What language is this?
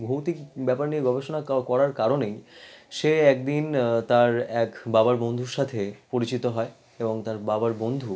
Bangla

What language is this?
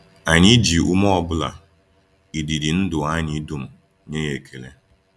Igbo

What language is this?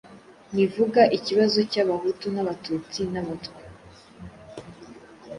Kinyarwanda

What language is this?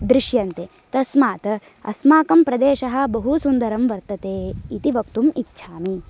Sanskrit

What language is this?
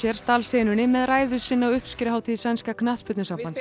Icelandic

